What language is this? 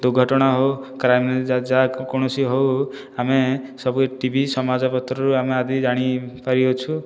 Odia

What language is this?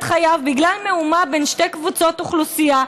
Hebrew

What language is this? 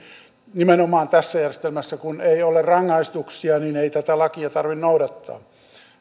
Finnish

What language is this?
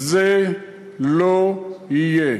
Hebrew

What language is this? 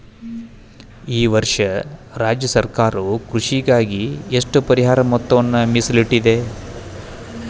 Kannada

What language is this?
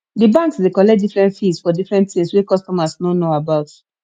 Nigerian Pidgin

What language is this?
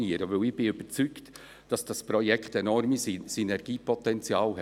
Swiss German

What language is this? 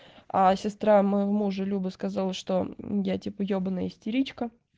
Russian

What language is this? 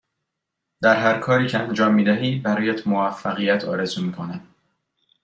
Persian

